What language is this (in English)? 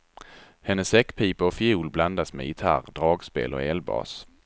Swedish